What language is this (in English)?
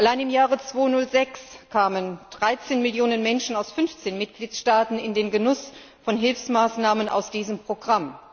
German